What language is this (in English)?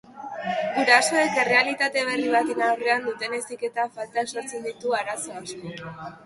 Basque